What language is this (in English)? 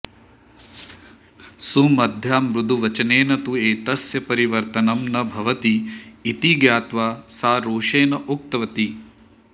Sanskrit